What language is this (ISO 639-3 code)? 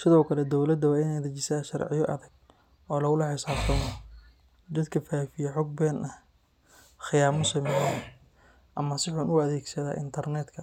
som